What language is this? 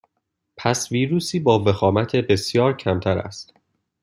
Persian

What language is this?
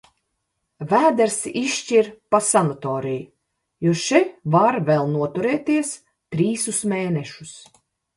Latvian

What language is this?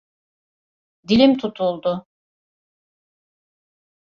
Turkish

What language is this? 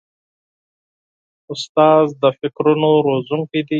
Pashto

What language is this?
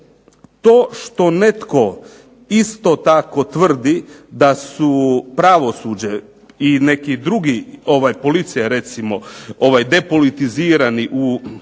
Croatian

